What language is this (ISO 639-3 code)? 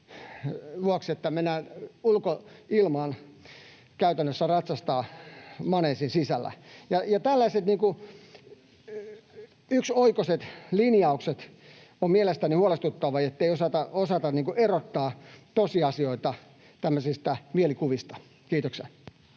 fin